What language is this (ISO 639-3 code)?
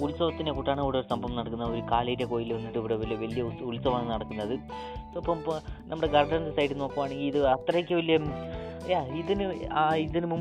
mal